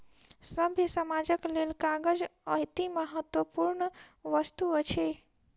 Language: Maithili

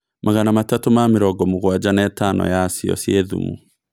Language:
Kikuyu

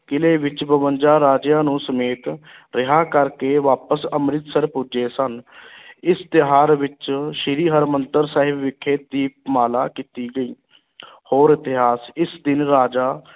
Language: Punjabi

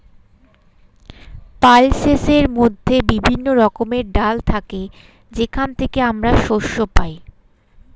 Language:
Bangla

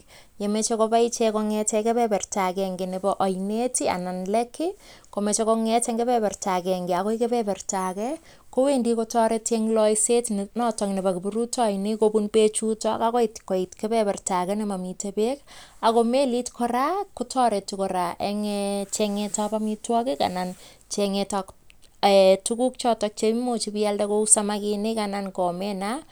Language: Kalenjin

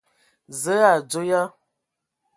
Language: Ewondo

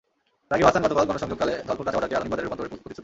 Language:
Bangla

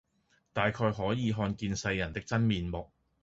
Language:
Cantonese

